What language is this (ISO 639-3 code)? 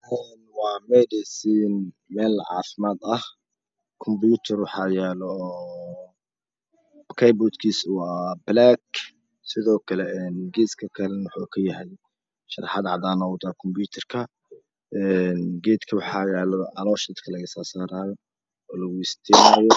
som